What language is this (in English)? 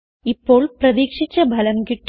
Malayalam